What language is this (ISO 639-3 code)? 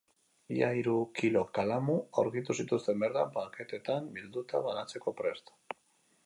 eus